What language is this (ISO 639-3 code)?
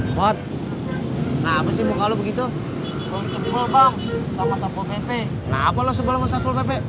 ind